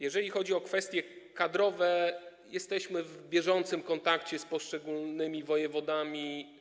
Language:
Polish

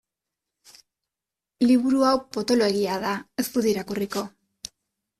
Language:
Basque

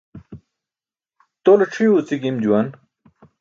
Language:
Burushaski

